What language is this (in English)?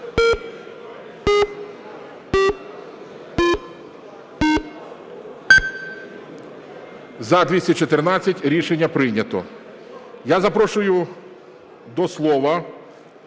Ukrainian